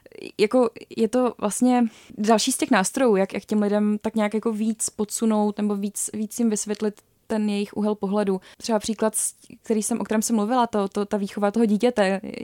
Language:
Czech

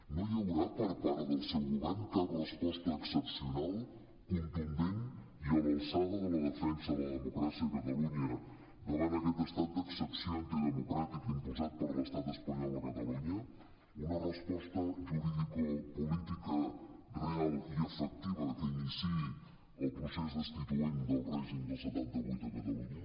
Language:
Catalan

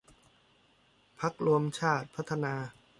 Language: Thai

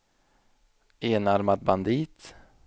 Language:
Swedish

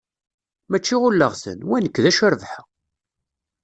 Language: Kabyle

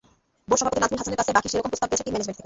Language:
Bangla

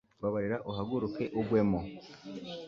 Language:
Kinyarwanda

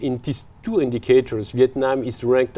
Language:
Vietnamese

